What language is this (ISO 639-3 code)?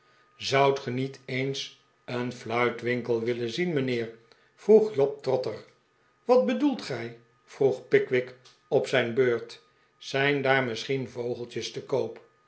nld